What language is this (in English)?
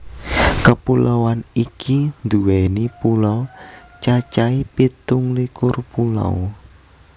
Javanese